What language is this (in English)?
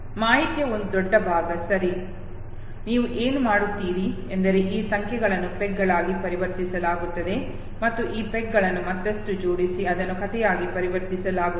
Kannada